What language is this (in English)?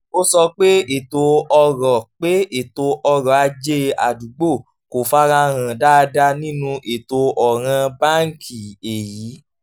Yoruba